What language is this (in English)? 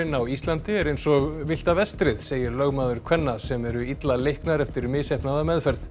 Icelandic